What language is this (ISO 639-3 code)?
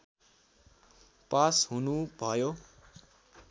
nep